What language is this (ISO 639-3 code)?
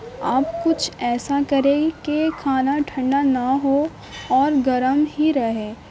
urd